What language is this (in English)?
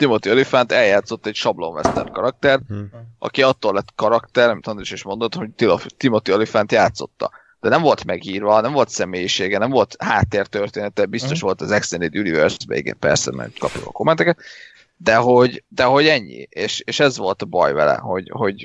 Hungarian